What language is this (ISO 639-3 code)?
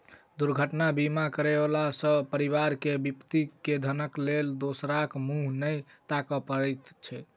mai